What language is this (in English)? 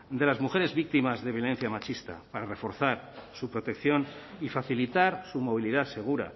Spanish